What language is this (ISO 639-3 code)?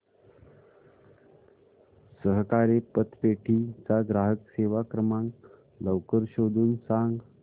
mar